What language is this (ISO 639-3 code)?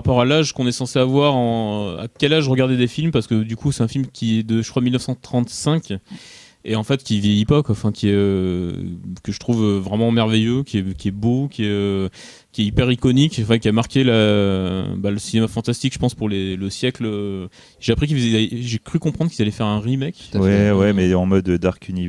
fra